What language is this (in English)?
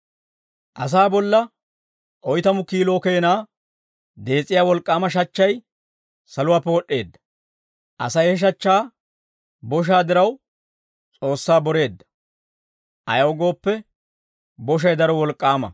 Dawro